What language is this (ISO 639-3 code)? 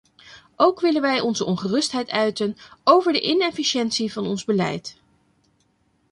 nld